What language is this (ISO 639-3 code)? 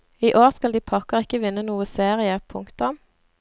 nor